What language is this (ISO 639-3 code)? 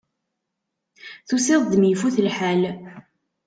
kab